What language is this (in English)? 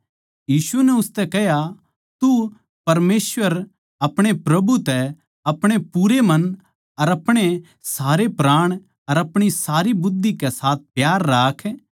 Haryanvi